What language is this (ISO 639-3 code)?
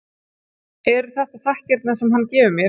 isl